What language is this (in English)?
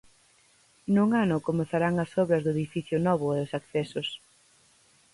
Galician